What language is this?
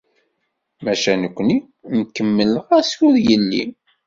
Kabyle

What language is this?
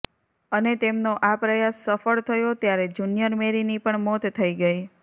Gujarati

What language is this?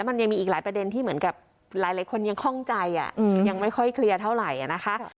Thai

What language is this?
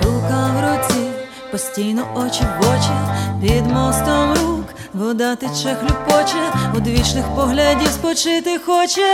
Ukrainian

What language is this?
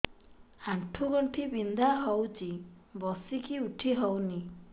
Odia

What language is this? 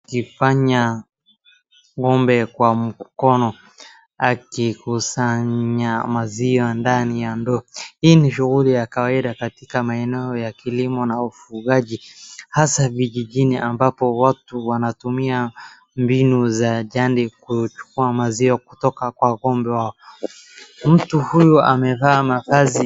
Swahili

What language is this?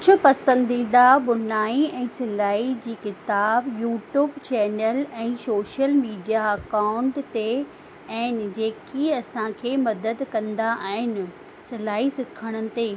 Sindhi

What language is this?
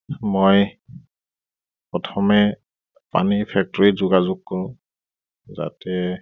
Assamese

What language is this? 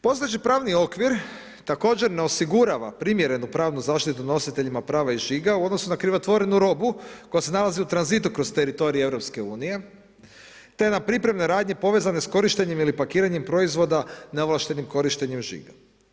Croatian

